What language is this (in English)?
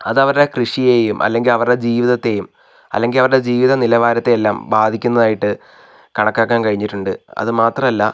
Malayalam